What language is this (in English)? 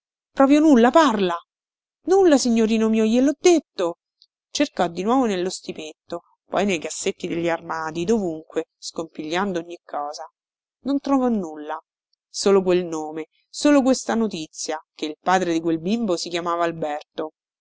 Italian